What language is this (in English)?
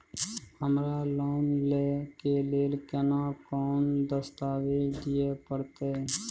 Maithili